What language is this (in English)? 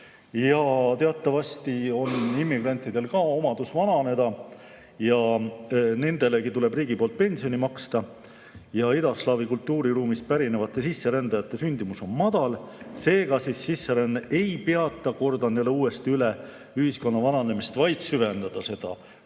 Estonian